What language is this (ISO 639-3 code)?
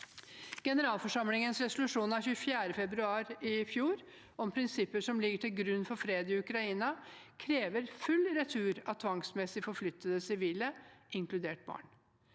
nor